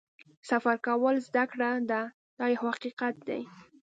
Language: Pashto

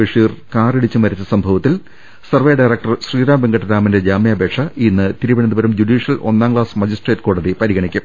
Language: Malayalam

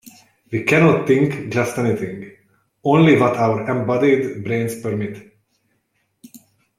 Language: English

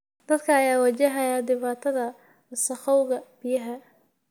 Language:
Somali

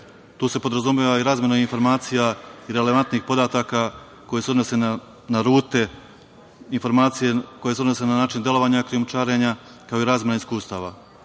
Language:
Serbian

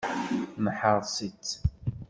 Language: Kabyle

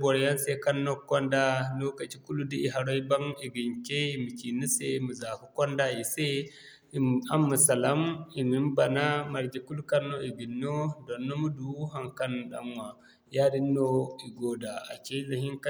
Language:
Zarma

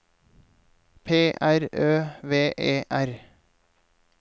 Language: Norwegian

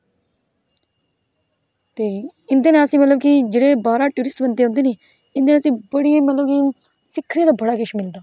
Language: Dogri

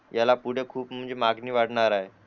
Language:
Marathi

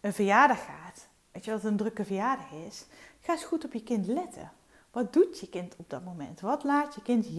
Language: Dutch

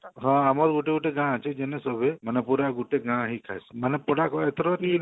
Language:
Odia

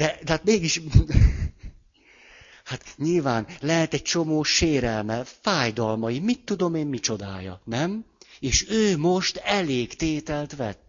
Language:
Hungarian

